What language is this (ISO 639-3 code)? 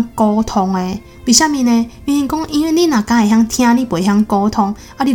zho